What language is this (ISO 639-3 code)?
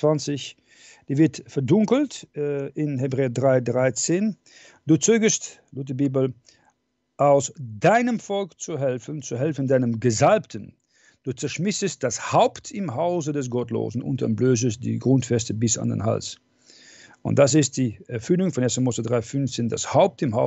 deu